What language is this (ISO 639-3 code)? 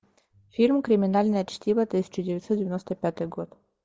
rus